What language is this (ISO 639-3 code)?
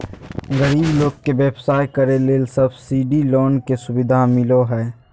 mag